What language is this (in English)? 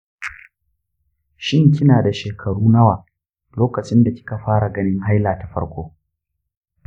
Hausa